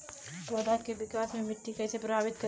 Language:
Bhojpuri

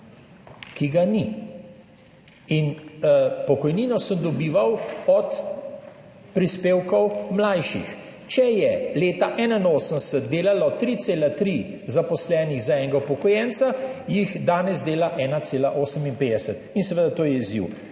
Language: Slovenian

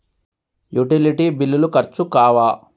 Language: Telugu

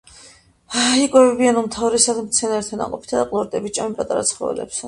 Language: Georgian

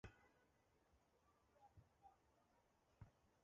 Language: Chinese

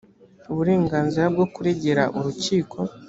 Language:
Kinyarwanda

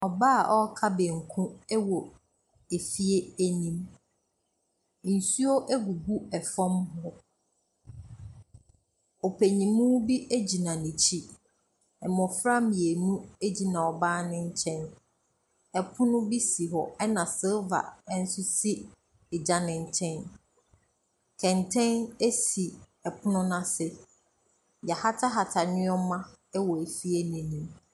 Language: Akan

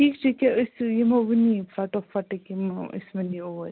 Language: Kashmiri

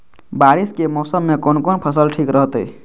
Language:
Maithili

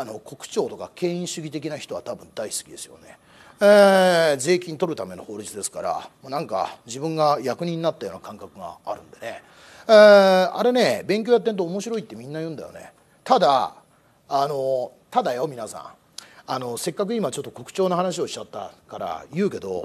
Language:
Japanese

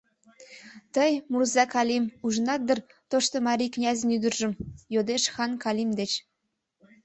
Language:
Mari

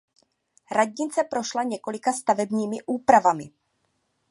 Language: Czech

